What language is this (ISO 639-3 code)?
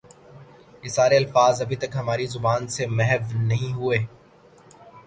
urd